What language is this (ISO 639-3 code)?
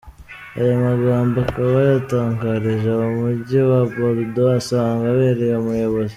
kin